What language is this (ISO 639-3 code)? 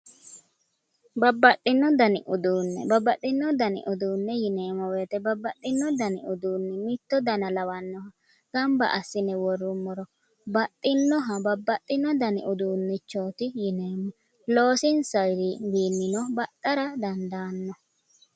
sid